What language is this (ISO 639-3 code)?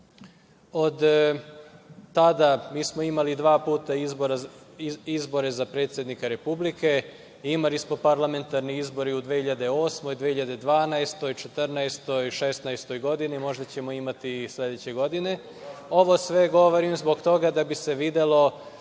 srp